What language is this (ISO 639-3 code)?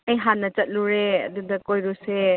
mni